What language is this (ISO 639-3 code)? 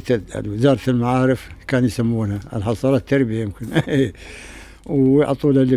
ara